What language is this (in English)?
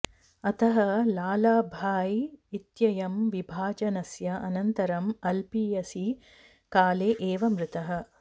Sanskrit